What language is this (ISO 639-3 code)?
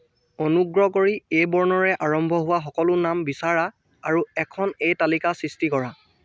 asm